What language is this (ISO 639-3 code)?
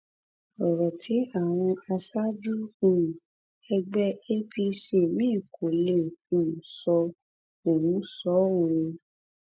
yor